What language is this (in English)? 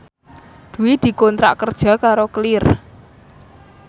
Javanese